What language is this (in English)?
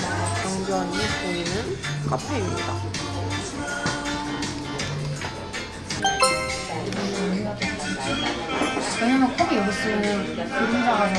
Korean